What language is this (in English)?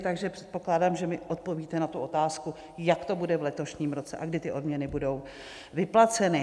Czech